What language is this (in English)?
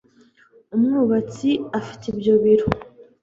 Kinyarwanda